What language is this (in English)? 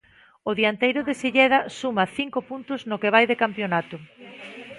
Galician